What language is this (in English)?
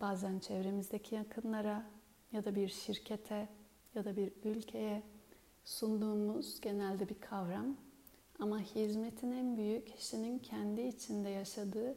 Turkish